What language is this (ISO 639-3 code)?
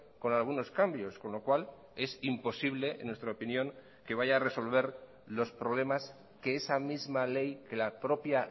spa